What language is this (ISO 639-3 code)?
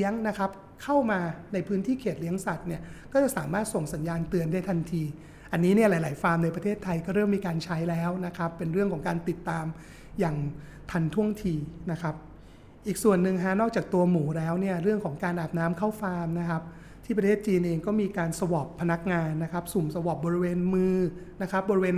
tha